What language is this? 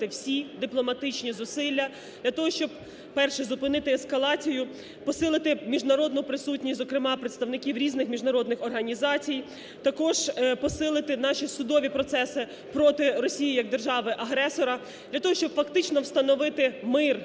Ukrainian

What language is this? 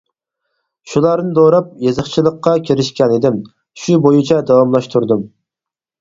Uyghur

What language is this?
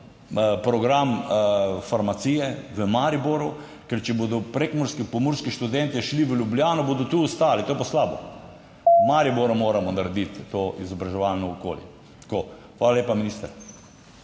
Slovenian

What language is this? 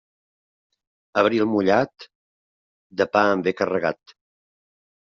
Catalan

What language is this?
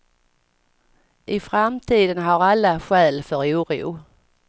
Swedish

